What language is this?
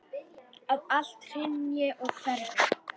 Icelandic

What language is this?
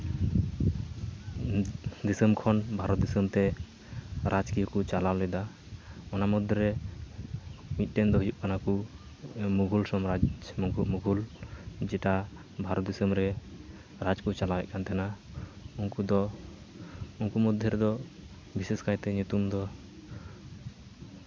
Santali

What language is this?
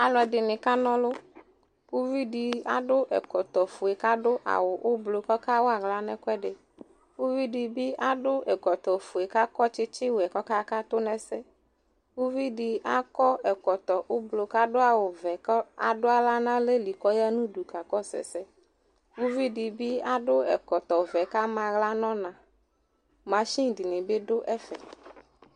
Ikposo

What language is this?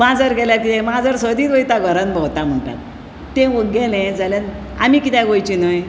Konkani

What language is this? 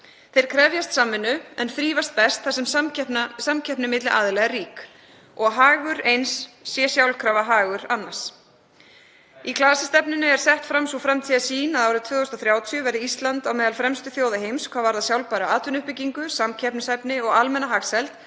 Icelandic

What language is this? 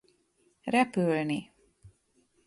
Hungarian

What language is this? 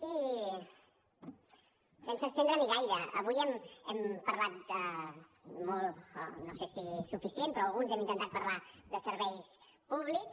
Catalan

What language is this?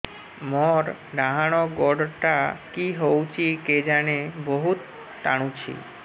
Odia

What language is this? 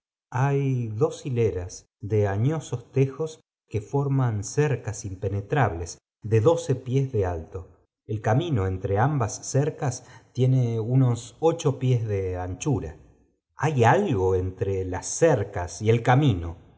Spanish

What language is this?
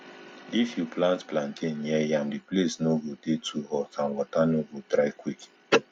Nigerian Pidgin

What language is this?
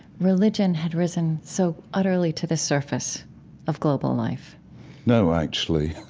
English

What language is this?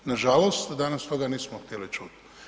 Croatian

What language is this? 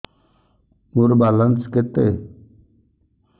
Odia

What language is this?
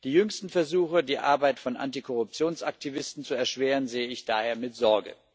German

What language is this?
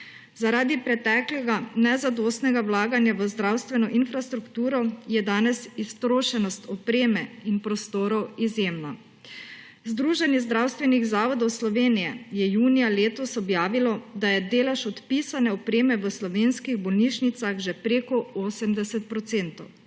Slovenian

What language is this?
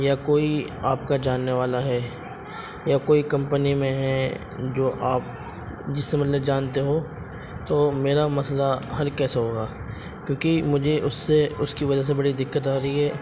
Urdu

